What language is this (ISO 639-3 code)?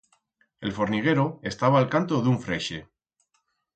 arg